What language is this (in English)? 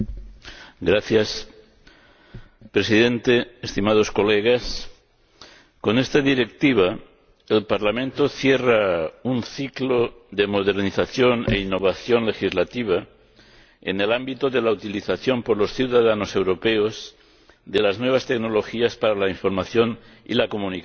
Spanish